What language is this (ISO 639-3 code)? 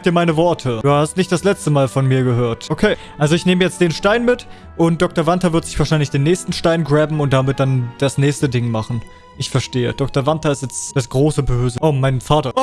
deu